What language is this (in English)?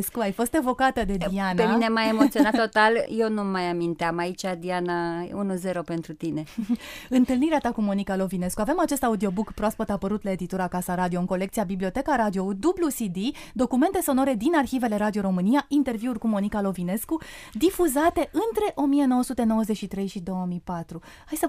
Romanian